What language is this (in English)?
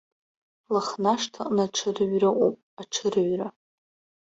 Abkhazian